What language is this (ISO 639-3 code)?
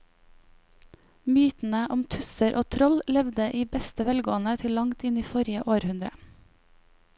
nor